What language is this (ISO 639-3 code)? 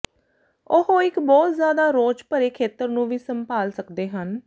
pan